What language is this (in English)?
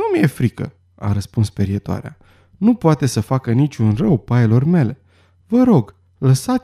Romanian